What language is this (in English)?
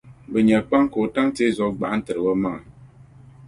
Dagbani